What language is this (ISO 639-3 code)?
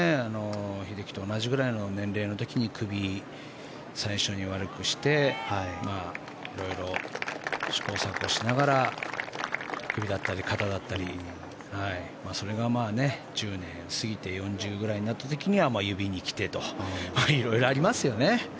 jpn